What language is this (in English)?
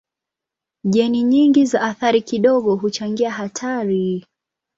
Swahili